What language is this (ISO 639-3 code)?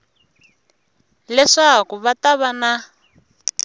tso